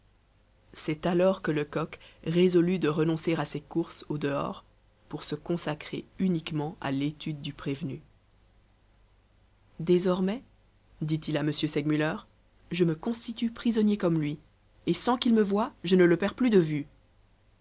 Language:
French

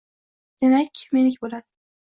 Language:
Uzbek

